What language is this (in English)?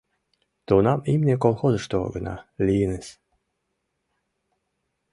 Mari